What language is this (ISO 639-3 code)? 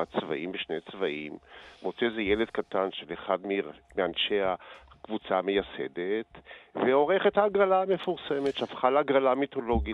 heb